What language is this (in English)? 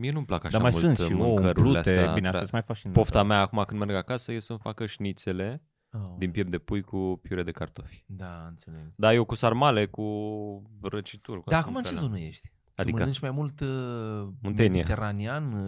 Romanian